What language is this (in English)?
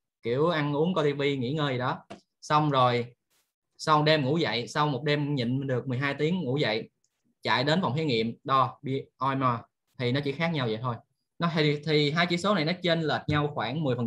Vietnamese